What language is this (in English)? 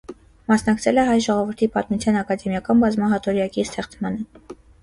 Armenian